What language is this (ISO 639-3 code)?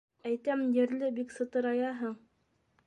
bak